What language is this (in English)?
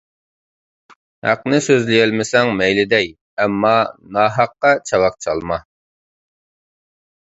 Uyghur